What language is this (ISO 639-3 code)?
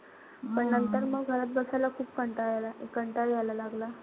mar